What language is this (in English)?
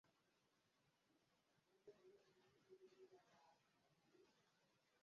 Kinyarwanda